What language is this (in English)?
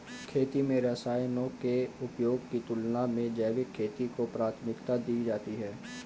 Hindi